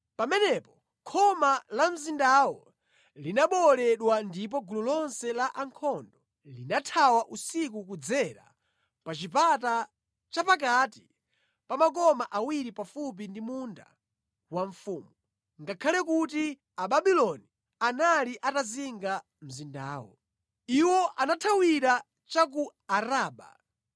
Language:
Nyanja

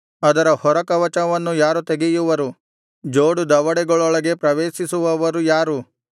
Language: Kannada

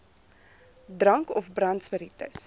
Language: Afrikaans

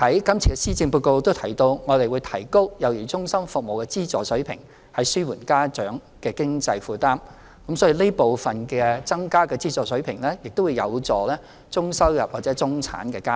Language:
Cantonese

